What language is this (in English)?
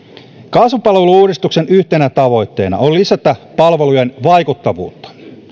Finnish